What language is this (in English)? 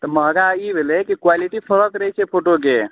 Maithili